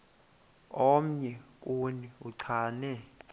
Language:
Xhosa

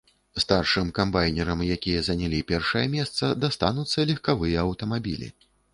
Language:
Belarusian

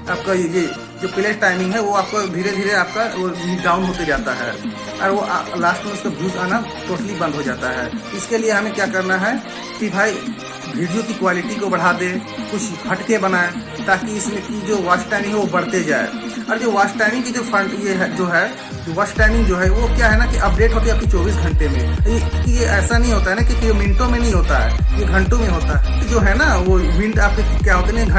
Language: Hindi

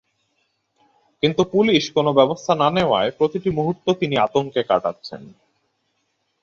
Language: Bangla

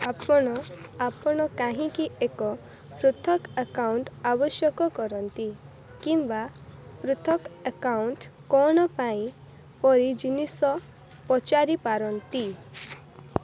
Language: Odia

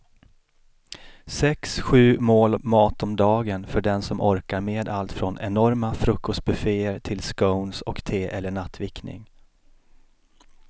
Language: Swedish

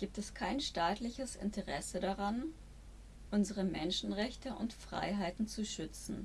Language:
German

